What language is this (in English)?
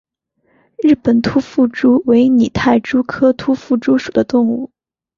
Chinese